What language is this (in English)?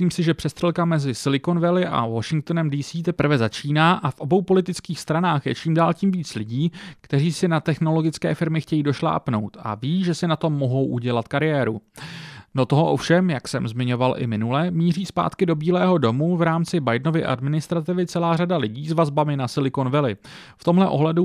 Czech